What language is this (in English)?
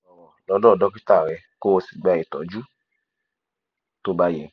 Yoruba